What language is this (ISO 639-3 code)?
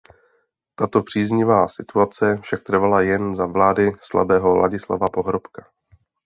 ces